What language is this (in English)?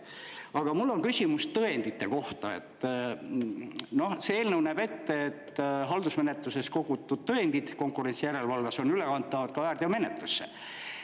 Estonian